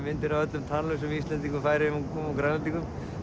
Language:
Icelandic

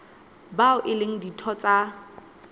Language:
Southern Sotho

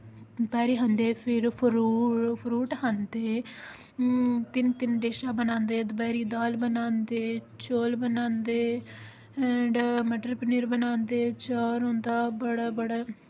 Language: Dogri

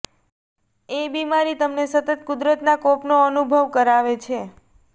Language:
Gujarati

